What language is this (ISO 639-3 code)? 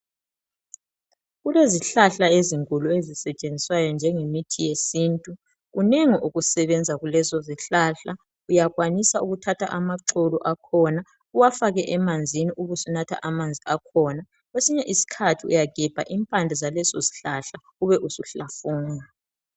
nde